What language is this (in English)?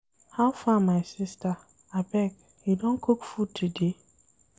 Nigerian Pidgin